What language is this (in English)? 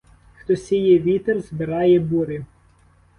Ukrainian